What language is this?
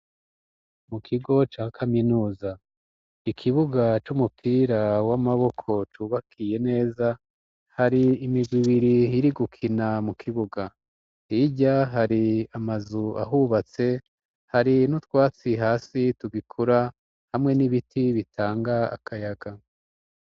Rundi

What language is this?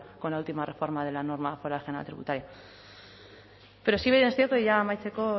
Spanish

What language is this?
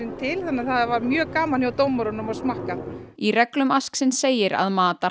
Icelandic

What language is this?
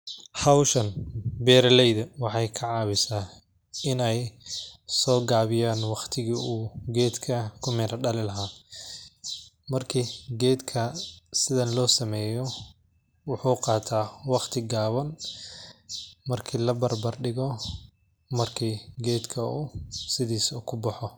Somali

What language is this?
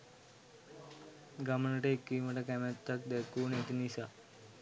Sinhala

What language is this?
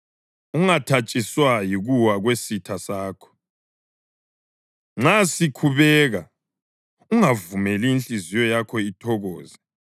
North Ndebele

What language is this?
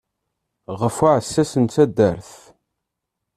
Kabyle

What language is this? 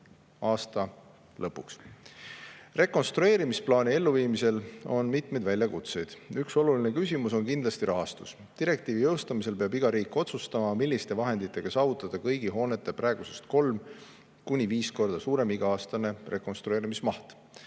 Estonian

